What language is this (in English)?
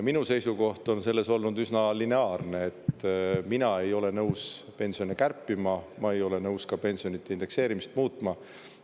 Estonian